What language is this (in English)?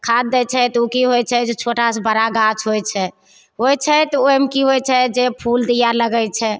Maithili